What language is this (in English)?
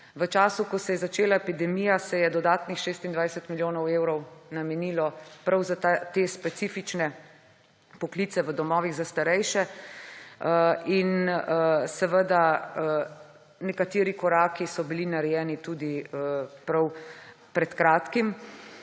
Slovenian